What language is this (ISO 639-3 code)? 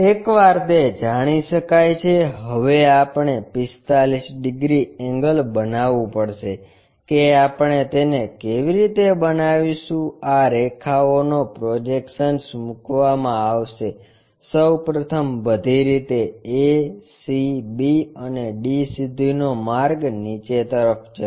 guj